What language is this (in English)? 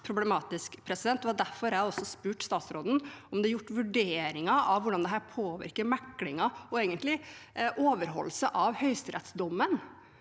Norwegian